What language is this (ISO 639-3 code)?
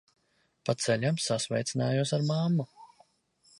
lav